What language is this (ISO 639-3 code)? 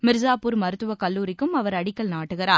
tam